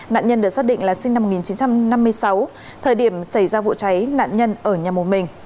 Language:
Vietnamese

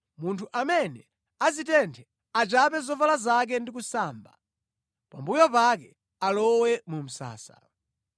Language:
Nyanja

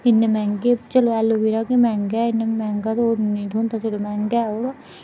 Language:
Dogri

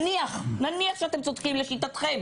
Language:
Hebrew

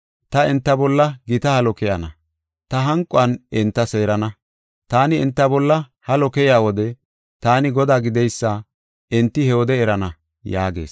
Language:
Gofa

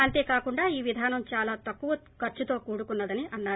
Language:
Telugu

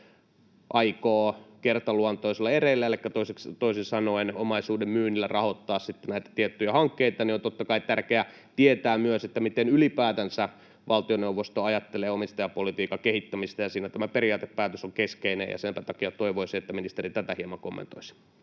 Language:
Finnish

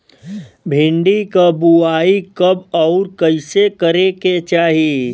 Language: Bhojpuri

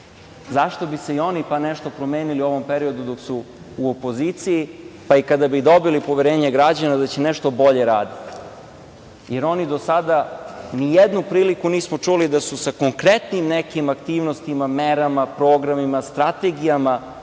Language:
Serbian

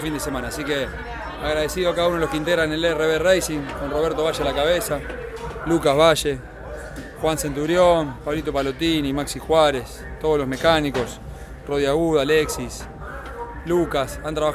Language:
Spanish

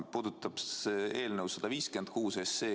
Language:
Estonian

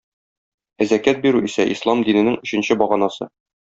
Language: Tatar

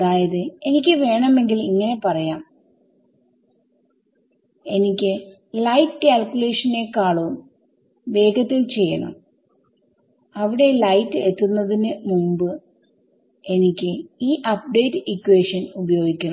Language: Malayalam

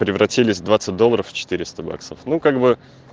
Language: Russian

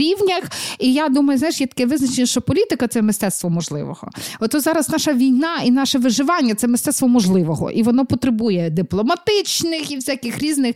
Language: Ukrainian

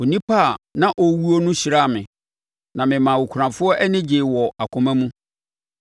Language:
Akan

